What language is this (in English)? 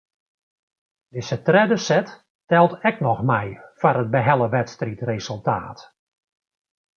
Western Frisian